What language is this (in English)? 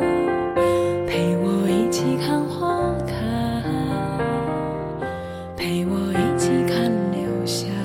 Chinese